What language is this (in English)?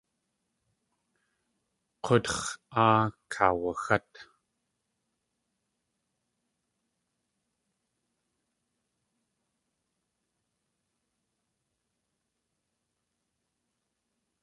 Tlingit